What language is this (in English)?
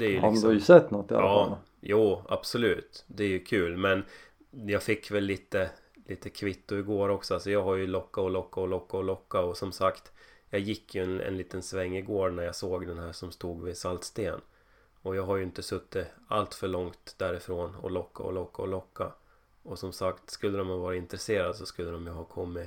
Swedish